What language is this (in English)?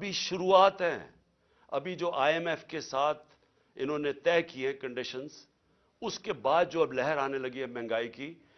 Urdu